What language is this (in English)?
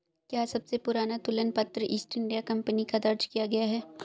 Hindi